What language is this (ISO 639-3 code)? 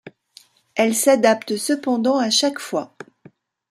fra